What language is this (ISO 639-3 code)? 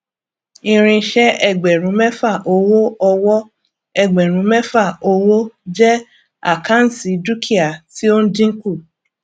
yor